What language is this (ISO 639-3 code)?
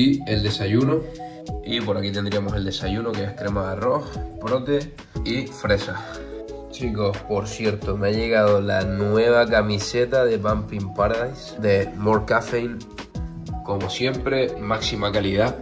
spa